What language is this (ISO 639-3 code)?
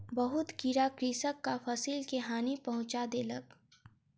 mai